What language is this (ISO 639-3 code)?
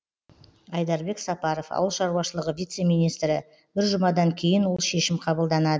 kaz